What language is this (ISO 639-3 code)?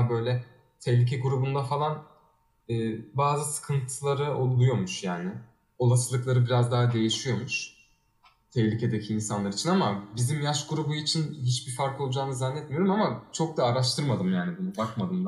tur